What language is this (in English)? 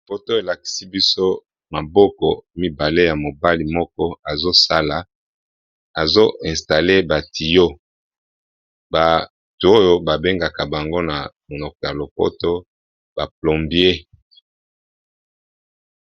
Lingala